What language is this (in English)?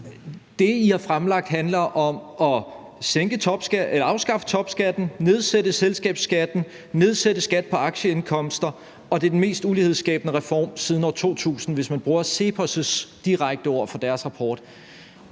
Danish